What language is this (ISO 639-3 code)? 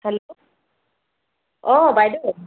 asm